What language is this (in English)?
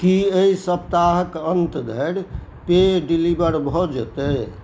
Maithili